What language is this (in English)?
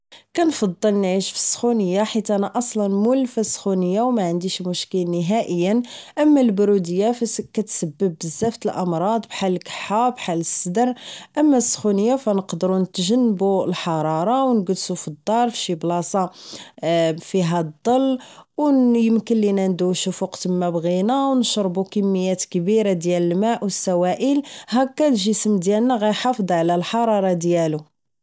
Moroccan Arabic